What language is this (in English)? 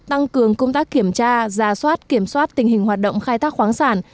Vietnamese